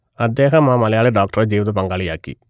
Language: Malayalam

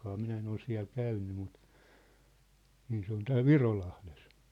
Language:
Finnish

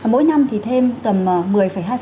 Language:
Vietnamese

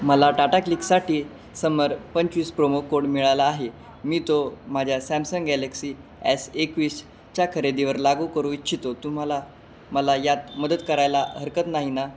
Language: Marathi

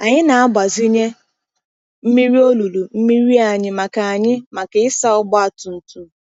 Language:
Igbo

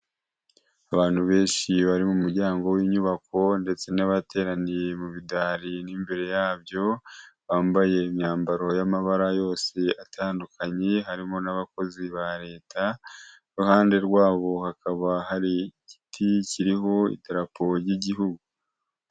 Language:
Kinyarwanda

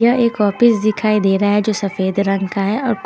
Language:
Hindi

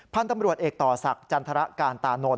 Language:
Thai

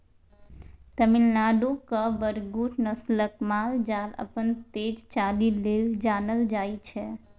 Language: Maithili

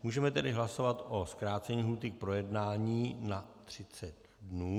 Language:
Czech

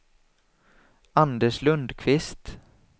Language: Swedish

